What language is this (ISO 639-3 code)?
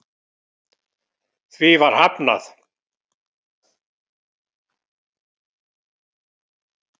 isl